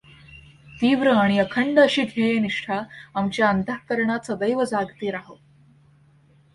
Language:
Marathi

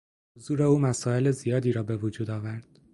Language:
Persian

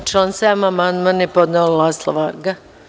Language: Serbian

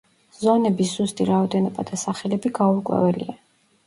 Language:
Georgian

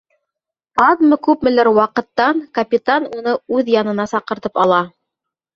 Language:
Bashkir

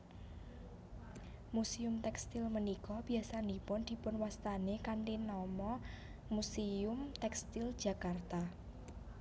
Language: Javanese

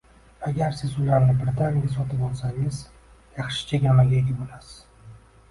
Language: Uzbek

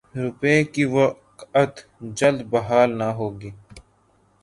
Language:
Urdu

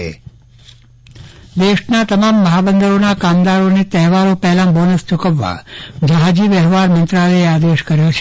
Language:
Gujarati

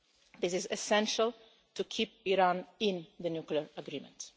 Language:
English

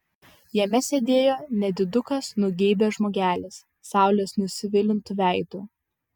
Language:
Lithuanian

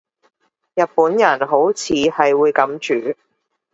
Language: Cantonese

